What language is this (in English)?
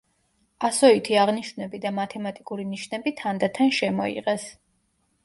Georgian